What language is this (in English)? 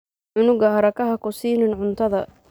Somali